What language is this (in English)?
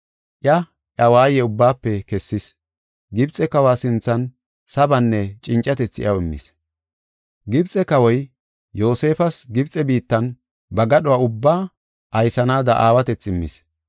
Gofa